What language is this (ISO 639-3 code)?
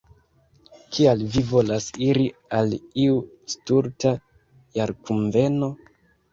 epo